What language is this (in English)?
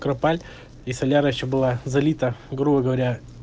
Russian